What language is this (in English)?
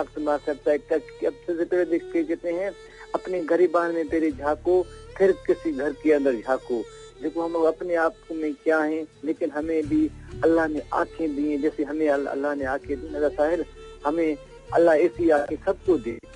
Hindi